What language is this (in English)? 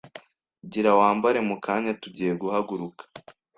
Kinyarwanda